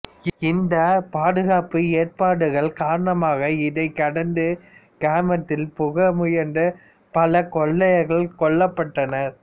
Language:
Tamil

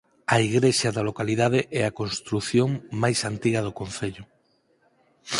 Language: Galician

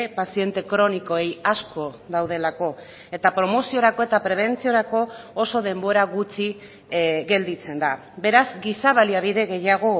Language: Basque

